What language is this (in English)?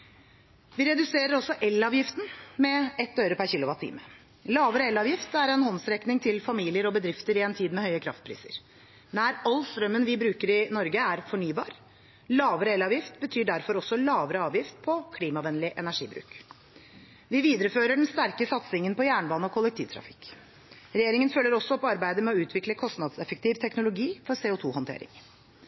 Norwegian Bokmål